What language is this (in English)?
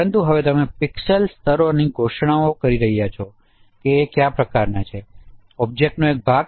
Gujarati